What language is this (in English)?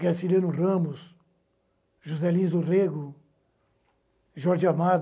Portuguese